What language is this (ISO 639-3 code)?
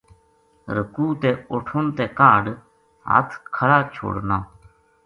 gju